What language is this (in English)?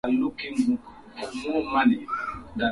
Swahili